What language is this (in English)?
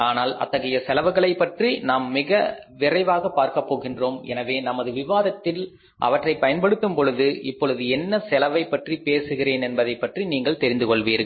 Tamil